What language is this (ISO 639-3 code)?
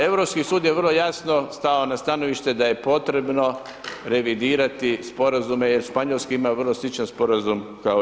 hrv